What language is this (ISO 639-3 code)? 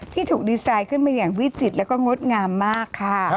tha